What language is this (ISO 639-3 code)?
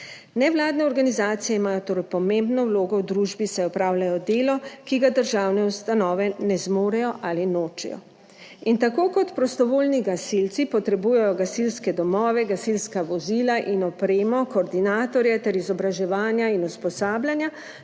slv